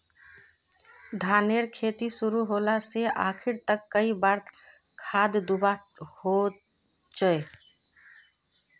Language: Magahi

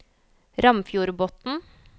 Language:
Norwegian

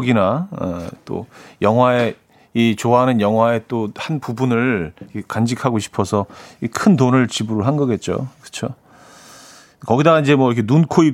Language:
Korean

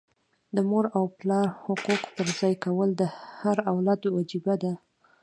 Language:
Pashto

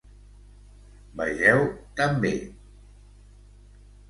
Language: Catalan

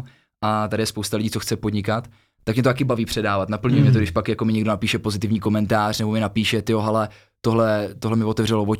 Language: Czech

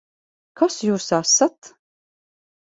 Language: Latvian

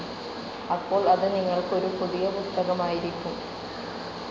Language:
Malayalam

